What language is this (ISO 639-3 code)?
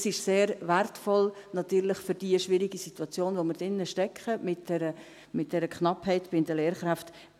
gsw